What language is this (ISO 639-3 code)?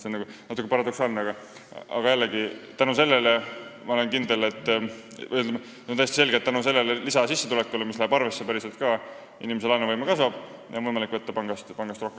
est